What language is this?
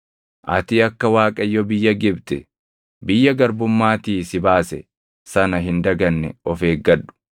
Oromo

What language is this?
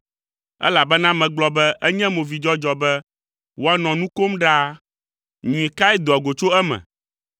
Ewe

